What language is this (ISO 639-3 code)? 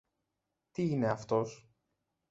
ell